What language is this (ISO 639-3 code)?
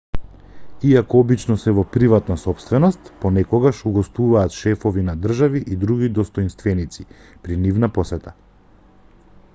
mkd